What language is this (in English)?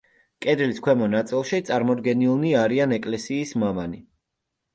Georgian